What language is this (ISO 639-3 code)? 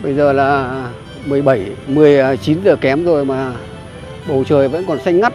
vie